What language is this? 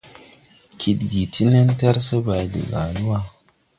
Tupuri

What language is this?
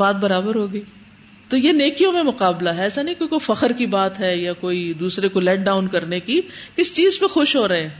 Urdu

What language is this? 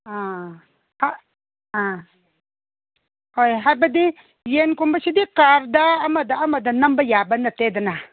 Manipuri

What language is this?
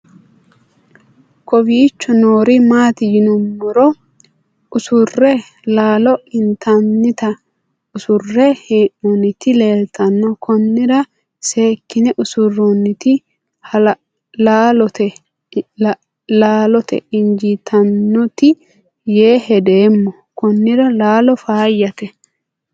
Sidamo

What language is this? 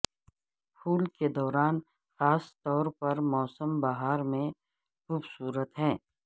Urdu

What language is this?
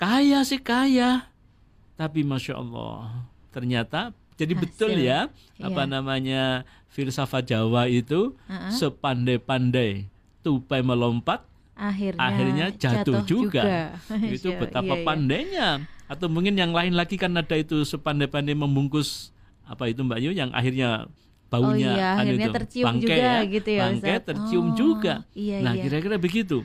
Indonesian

